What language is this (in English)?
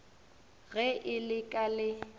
Northern Sotho